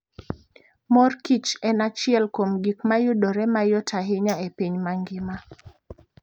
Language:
Luo (Kenya and Tanzania)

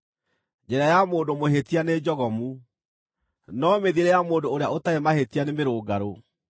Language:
Kikuyu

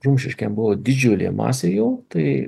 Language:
Lithuanian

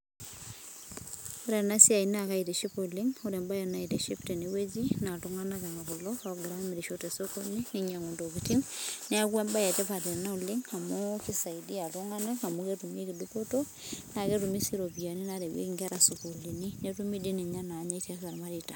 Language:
Masai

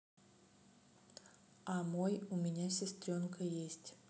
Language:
Russian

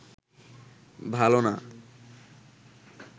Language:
Bangla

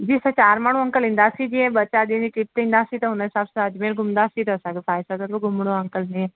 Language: Sindhi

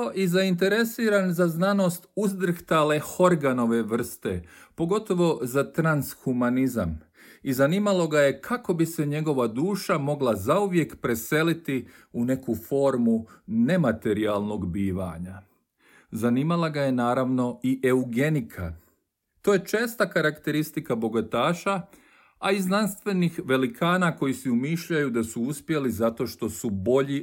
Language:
Croatian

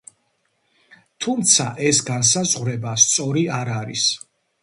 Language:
Georgian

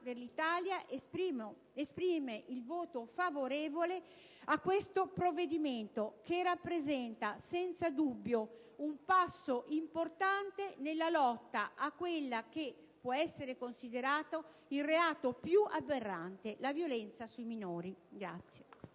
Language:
Italian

